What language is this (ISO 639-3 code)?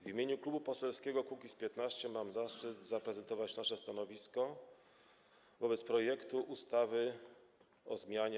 pol